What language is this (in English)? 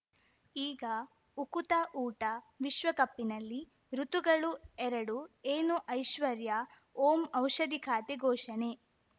Kannada